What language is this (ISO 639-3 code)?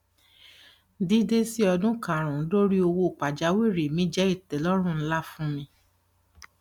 yor